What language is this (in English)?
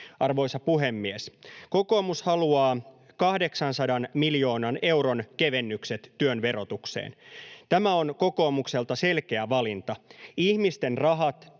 Finnish